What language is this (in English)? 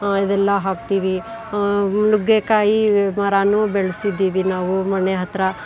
Kannada